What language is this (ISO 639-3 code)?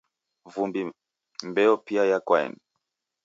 dav